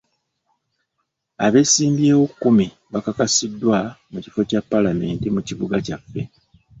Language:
Ganda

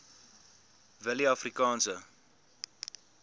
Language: Afrikaans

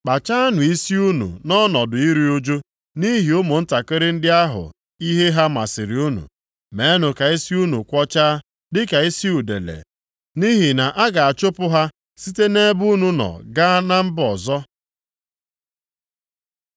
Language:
Igbo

